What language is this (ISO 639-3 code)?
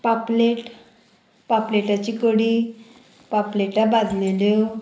kok